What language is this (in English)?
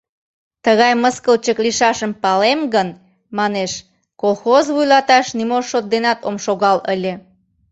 Mari